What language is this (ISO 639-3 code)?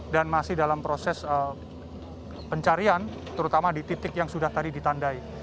ind